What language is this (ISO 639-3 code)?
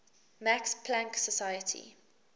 eng